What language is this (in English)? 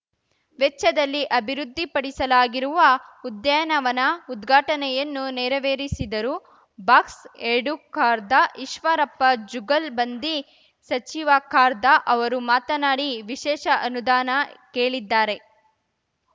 Kannada